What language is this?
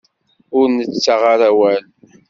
Kabyle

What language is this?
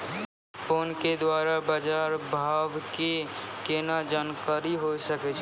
Maithili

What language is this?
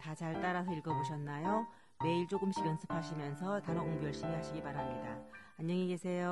Korean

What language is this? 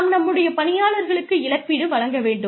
Tamil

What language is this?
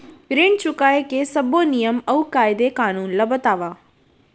Chhattisgarhi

